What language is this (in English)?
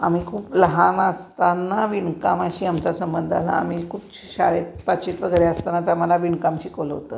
Marathi